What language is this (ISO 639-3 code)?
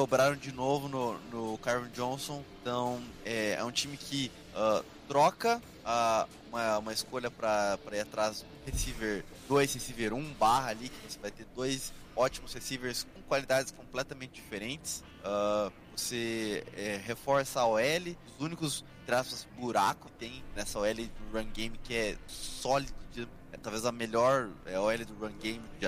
por